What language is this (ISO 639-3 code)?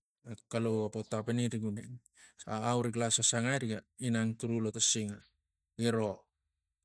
tgc